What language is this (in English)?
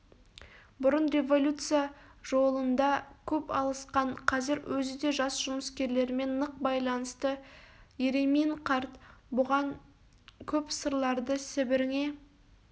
Kazakh